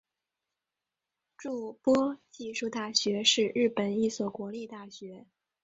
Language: Chinese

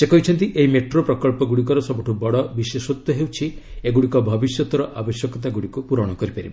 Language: Odia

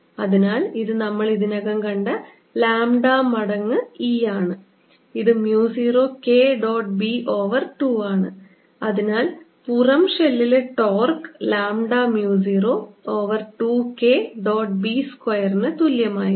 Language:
Malayalam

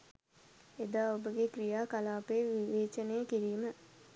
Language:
Sinhala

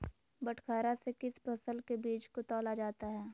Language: Magahi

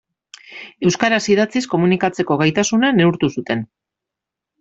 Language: Basque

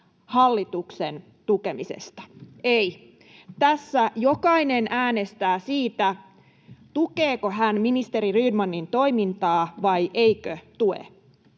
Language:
Finnish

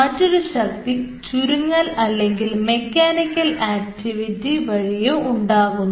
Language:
Malayalam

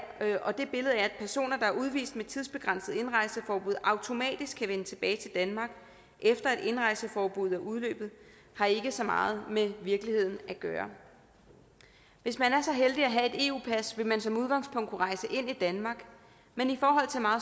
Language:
Danish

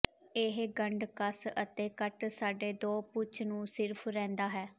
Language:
Punjabi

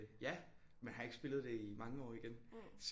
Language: Danish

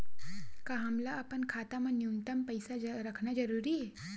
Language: Chhattisgarhi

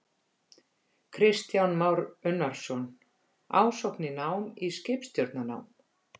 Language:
Icelandic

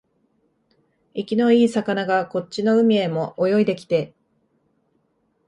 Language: Japanese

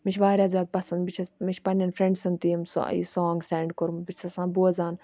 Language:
Kashmiri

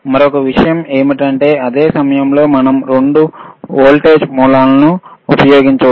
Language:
Telugu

